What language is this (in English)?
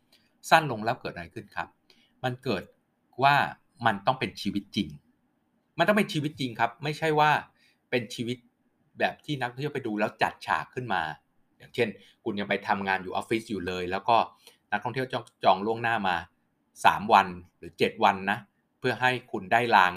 Thai